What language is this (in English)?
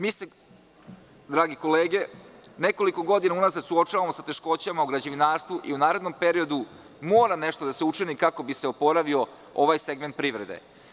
Serbian